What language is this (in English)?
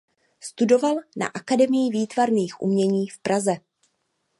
Czech